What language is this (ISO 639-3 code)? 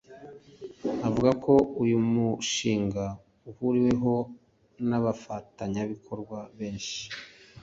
kin